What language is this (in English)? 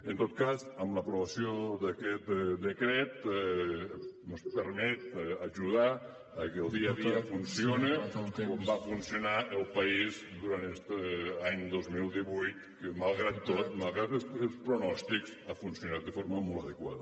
Catalan